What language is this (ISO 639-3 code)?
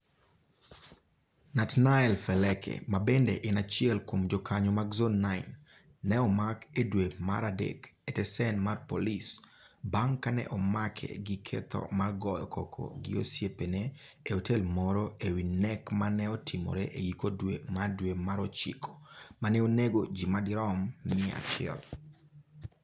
luo